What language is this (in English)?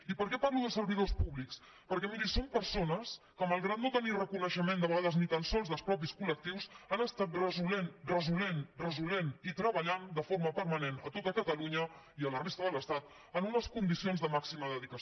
Catalan